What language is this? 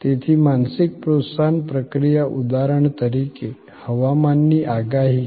Gujarati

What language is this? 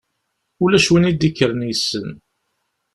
Kabyle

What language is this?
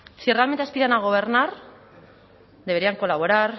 Spanish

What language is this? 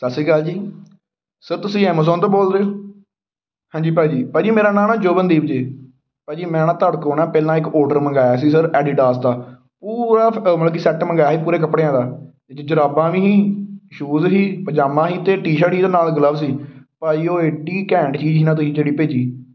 Punjabi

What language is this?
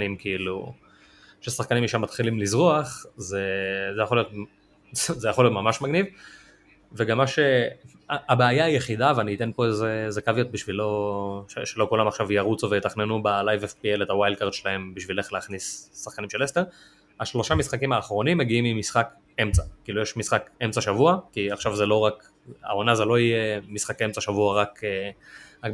Hebrew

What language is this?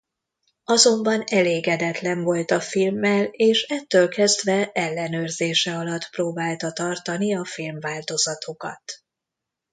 Hungarian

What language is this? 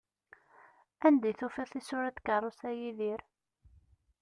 Kabyle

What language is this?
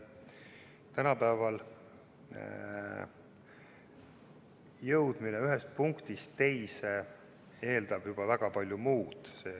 Estonian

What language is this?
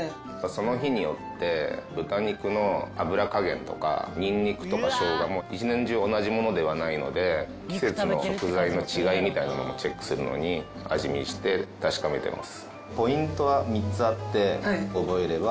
Japanese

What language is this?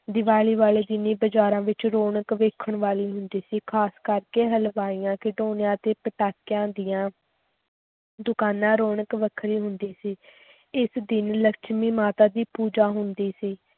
Punjabi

